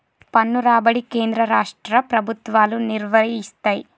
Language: Telugu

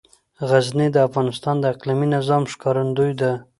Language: Pashto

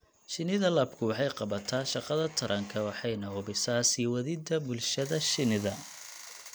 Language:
Somali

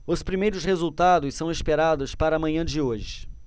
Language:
Portuguese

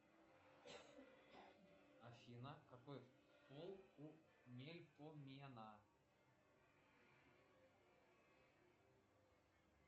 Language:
Russian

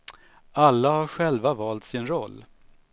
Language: Swedish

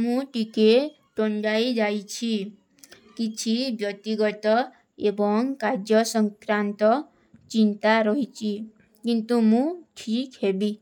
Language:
Kui (India)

